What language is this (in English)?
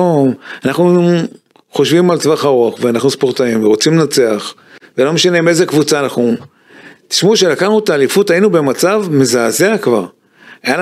Hebrew